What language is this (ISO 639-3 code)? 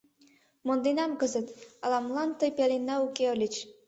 chm